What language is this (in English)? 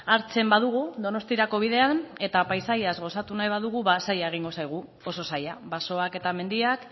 Basque